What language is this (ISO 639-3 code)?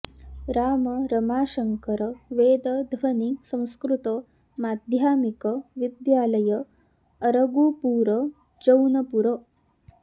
san